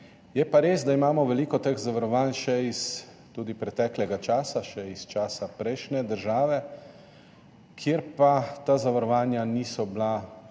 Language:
Slovenian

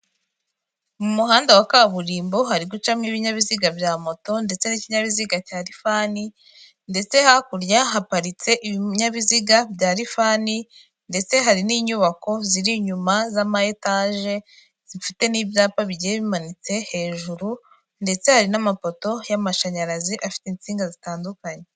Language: Kinyarwanda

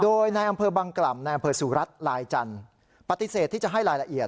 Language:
Thai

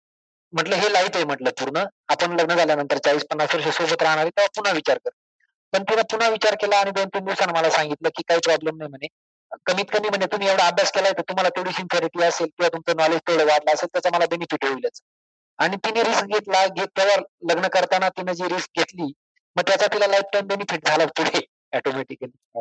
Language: Marathi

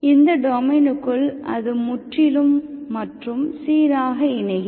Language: Tamil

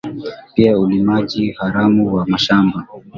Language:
Swahili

